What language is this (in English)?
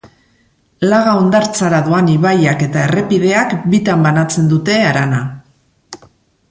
Basque